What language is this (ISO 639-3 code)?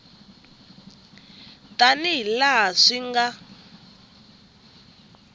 tso